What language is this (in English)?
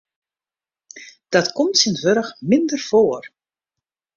Western Frisian